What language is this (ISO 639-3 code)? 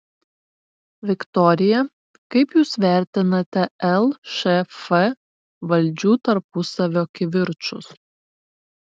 lit